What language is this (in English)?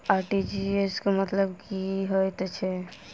Maithili